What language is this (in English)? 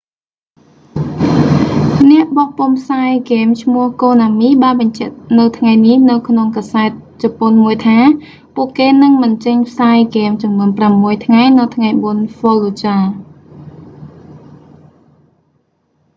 Khmer